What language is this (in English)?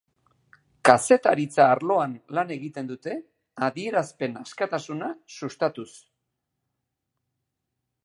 Basque